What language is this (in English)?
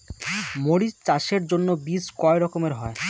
Bangla